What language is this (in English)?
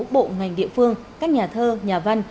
Vietnamese